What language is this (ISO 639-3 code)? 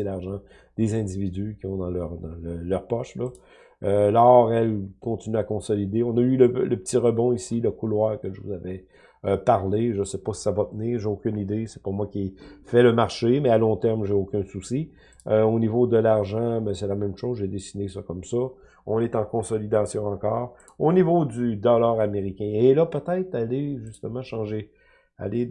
fra